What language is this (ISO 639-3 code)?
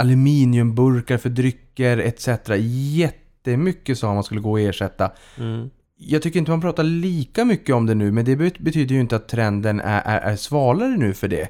swe